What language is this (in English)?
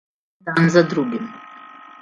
Slovenian